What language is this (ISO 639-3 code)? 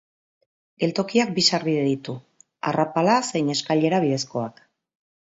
eus